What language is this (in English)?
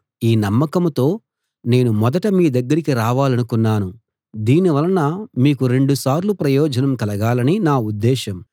Telugu